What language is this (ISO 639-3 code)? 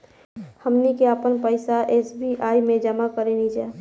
bho